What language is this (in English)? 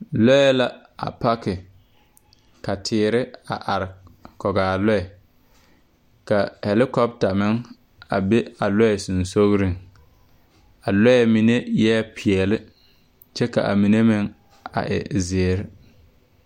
Southern Dagaare